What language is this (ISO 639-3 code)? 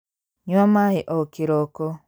kik